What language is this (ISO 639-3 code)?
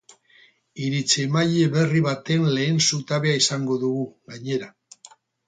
eus